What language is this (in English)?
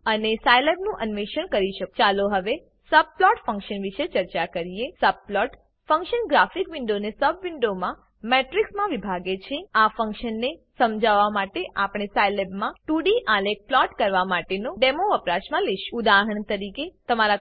Gujarati